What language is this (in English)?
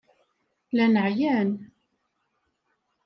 Kabyle